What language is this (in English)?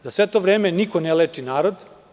Serbian